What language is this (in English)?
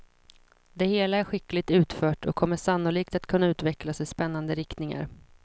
Swedish